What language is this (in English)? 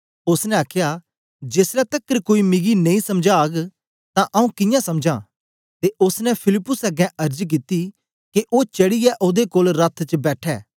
Dogri